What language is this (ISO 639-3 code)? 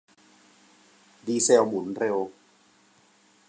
tha